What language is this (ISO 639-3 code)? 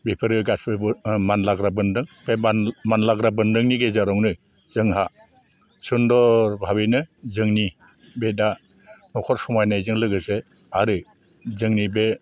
brx